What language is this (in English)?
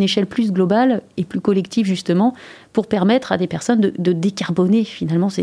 French